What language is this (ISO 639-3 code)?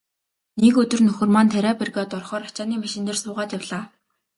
mon